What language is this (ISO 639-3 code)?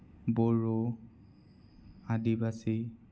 asm